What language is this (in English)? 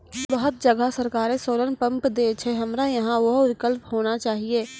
Maithili